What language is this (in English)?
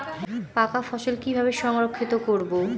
Bangla